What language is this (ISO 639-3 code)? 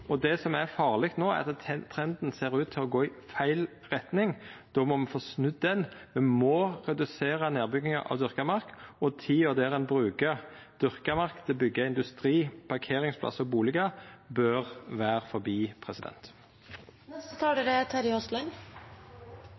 nor